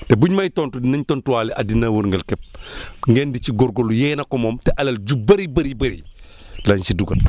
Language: Wolof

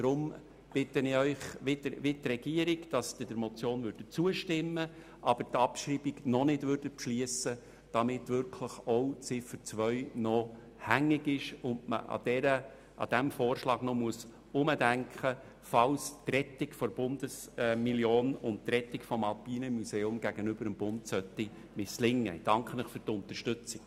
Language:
Swiss German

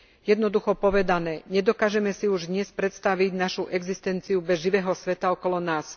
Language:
Slovak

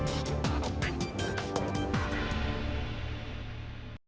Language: Ukrainian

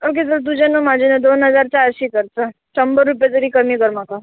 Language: Konkani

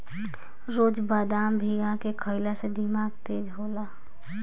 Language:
Bhojpuri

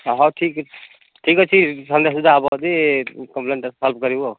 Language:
Odia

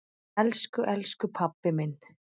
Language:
Icelandic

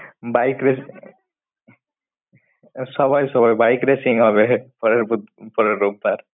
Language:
Bangla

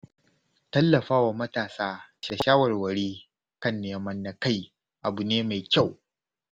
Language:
Hausa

